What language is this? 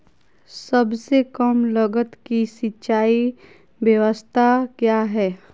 Magahi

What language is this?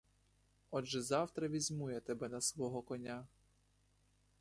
Ukrainian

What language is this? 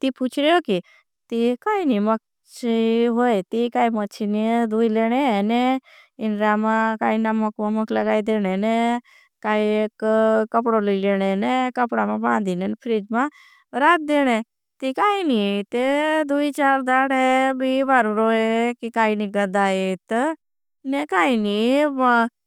Bhili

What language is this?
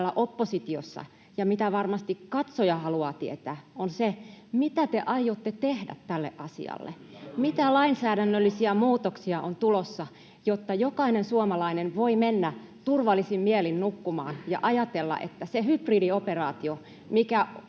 Finnish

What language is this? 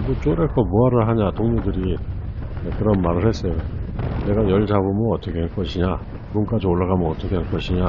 Korean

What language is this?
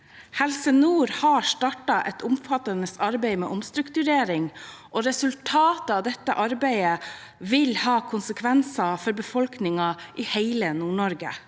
Norwegian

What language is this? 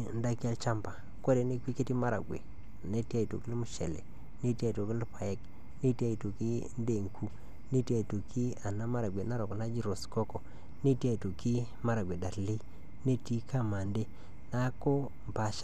Masai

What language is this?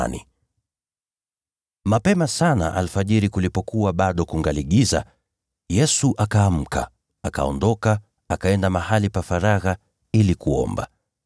Swahili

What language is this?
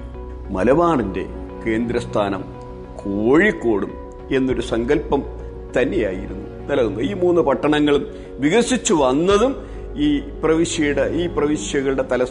Malayalam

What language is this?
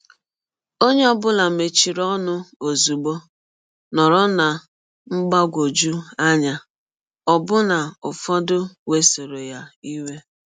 Igbo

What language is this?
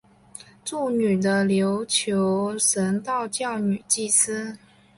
Chinese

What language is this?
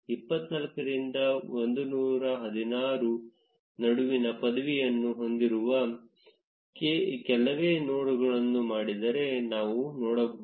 Kannada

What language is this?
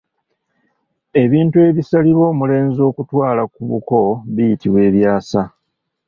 Ganda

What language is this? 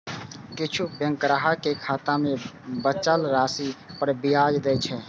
Maithili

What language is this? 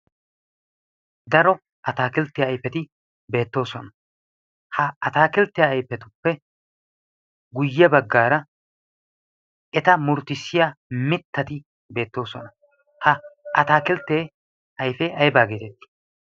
Wolaytta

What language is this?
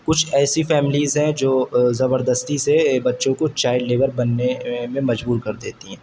Urdu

